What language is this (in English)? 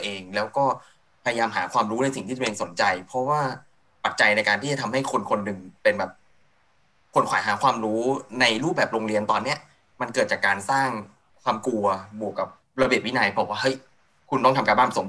Thai